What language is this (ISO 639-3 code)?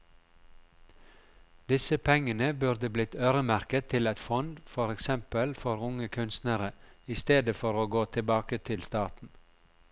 nor